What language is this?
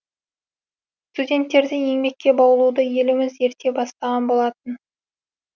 Kazakh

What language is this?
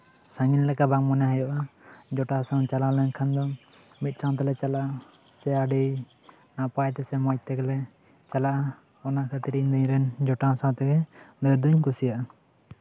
Santali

